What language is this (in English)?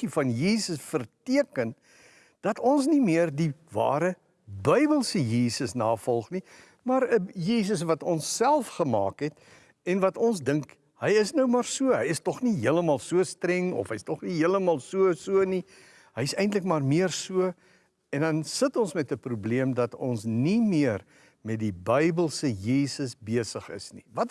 Dutch